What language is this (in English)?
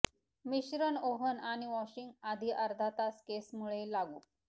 Marathi